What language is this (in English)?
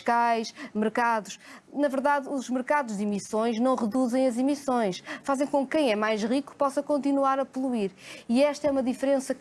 Portuguese